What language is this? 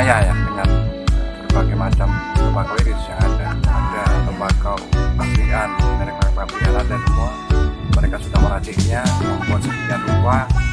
Indonesian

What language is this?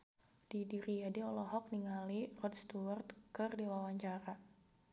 Sundanese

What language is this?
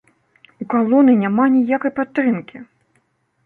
Belarusian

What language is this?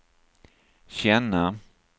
Swedish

